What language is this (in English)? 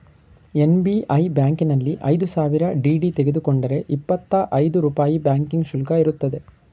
Kannada